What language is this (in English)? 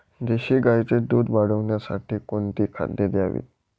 Marathi